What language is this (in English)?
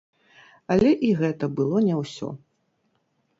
Belarusian